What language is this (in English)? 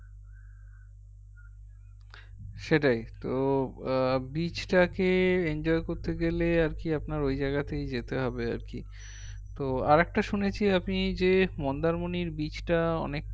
Bangla